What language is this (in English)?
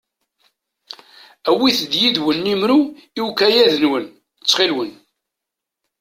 Kabyle